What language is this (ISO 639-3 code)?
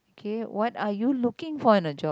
eng